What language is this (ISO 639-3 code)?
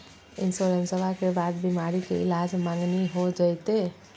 mag